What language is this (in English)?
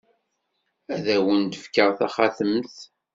Kabyle